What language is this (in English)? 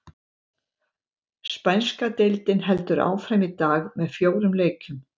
Icelandic